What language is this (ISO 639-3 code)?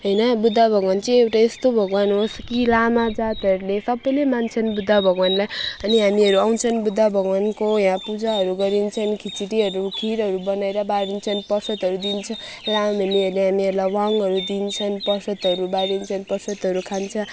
nep